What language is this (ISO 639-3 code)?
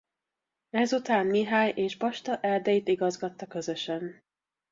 hun